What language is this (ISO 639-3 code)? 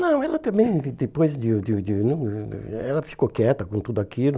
por